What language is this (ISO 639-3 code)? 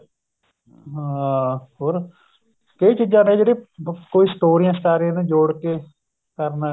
pan